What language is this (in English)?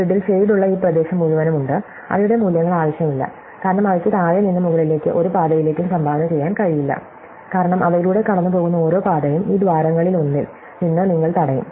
Malayalam